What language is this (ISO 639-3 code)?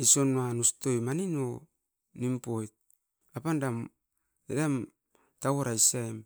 eiv